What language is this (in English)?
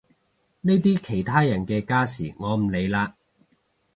Cantonese